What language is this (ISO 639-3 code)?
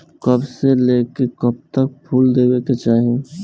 bho